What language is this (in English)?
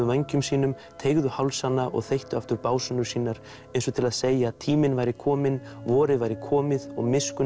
Icelandic